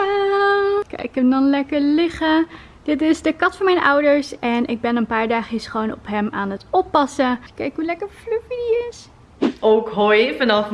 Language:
Dutch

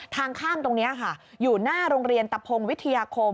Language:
Thai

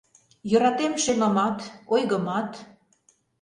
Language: Mari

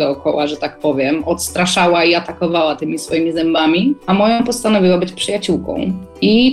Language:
Polish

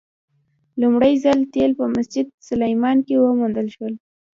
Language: Pashto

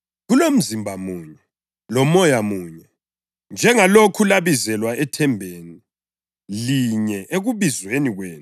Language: North Ndebele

